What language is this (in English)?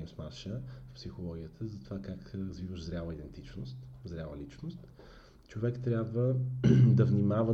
Bulgarian